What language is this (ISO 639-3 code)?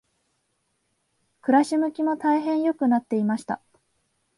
jpn